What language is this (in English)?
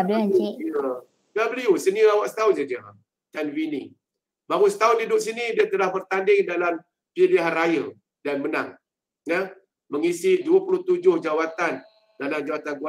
Malay